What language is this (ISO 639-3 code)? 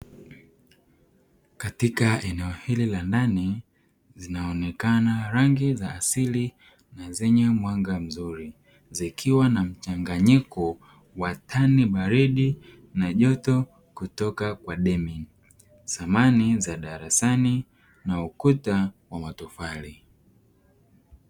swa